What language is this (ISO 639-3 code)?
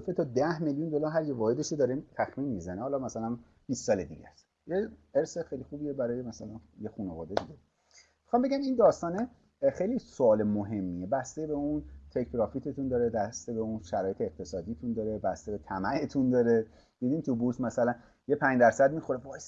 fas